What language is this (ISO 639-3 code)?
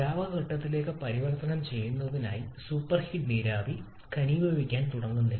mal